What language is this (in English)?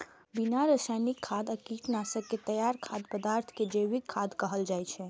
Maithili